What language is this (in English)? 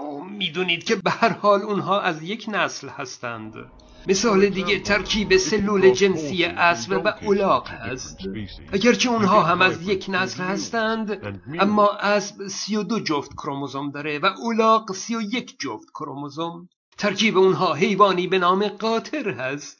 Persian